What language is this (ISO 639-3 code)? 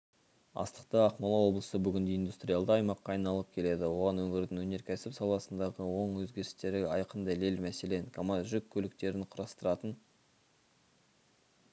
kaz